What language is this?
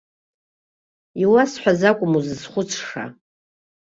Abkhazian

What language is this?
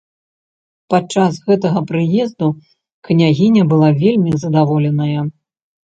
Belarusian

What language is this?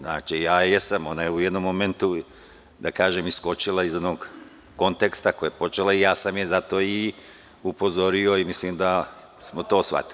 Serbian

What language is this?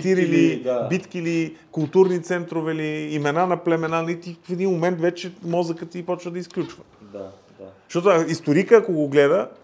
Bulgarian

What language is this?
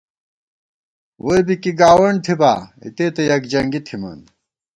Gawar-Bati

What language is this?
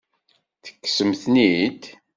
Kabyle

